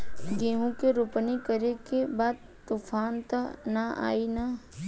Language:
Bhojpuri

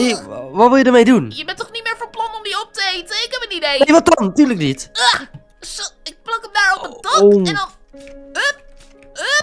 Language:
Dutch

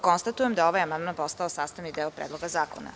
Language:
Serbian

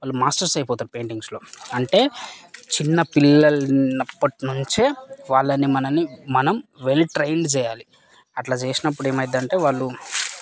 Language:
Telugu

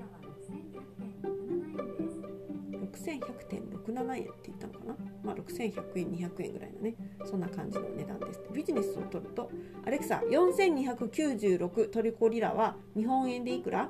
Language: Japanese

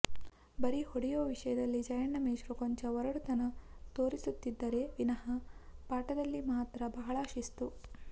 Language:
Kannada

